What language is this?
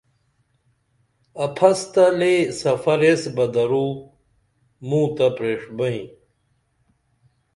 Dameli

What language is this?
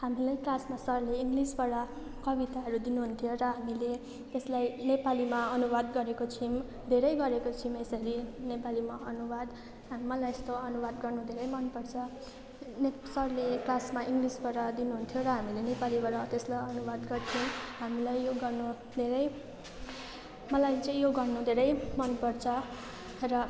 Nepali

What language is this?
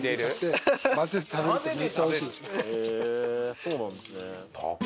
Japanese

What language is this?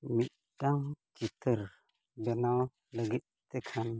Santali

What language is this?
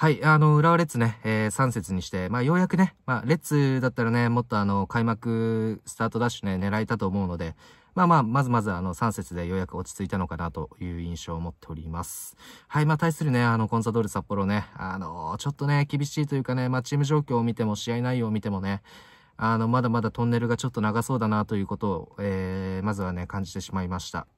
Japanese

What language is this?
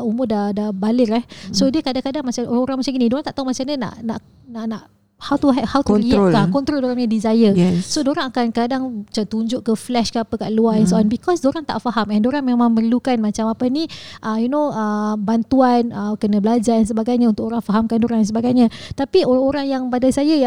Malay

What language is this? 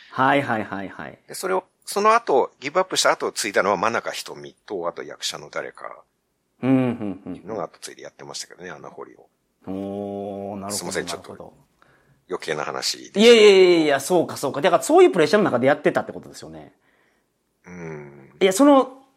Japanese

